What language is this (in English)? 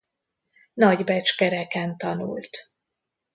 Hungarian